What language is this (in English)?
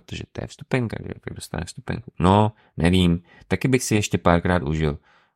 Czech